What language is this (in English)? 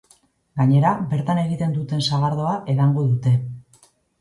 Basque